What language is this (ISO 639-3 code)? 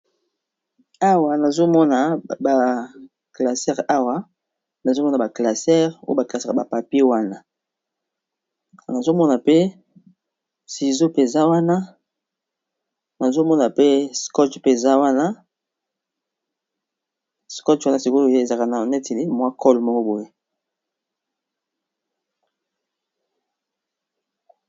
lin